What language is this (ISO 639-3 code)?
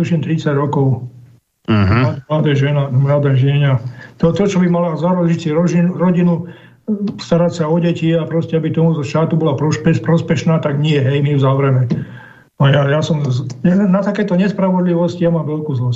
slk